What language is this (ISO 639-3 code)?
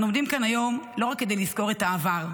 heb